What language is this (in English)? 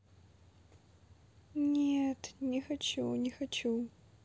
Russian